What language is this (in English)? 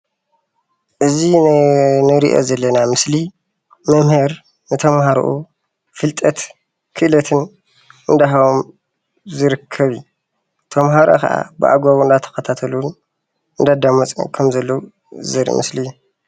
Tigrinya